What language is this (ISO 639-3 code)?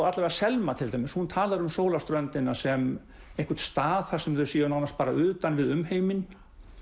isl